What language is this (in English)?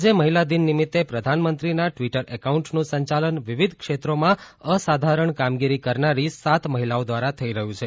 Gujarati